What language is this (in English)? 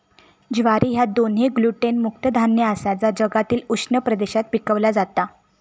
Marathi